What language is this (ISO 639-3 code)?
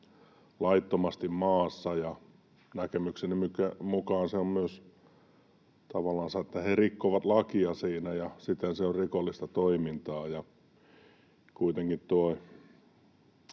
fin